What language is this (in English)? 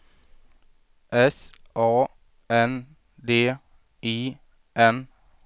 Swedish